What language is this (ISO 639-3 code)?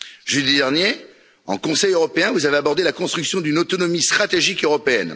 fra